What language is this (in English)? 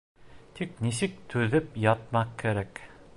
Bashkir